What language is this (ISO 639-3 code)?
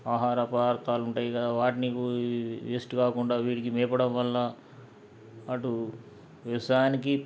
tel